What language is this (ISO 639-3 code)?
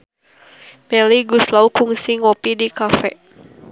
sun